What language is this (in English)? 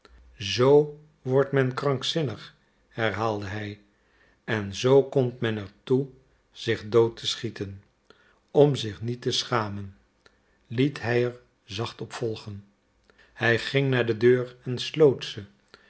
Dutch